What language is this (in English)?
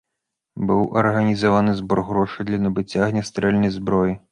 Belarusian